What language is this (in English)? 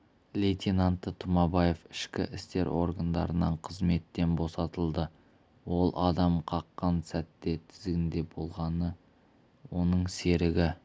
Kazakh